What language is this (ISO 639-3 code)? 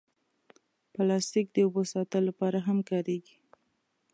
pus